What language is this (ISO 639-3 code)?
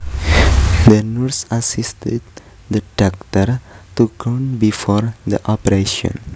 jav